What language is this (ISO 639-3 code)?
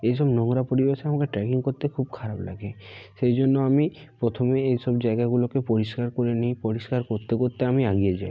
ben